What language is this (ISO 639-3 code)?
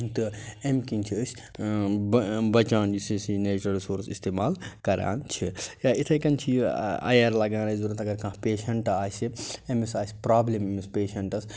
kas